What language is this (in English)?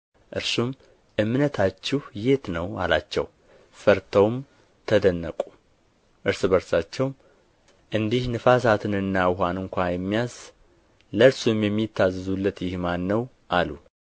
Amharic